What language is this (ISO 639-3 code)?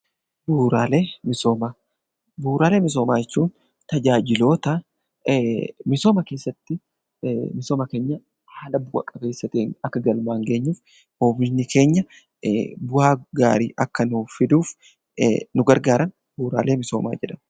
orm